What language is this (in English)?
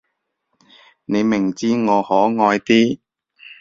Cantonese